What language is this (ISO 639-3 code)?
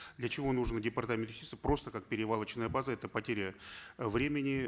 kaz